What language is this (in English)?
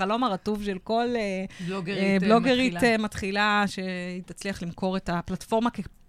Hebrew